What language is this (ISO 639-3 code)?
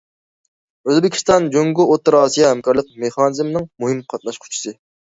uig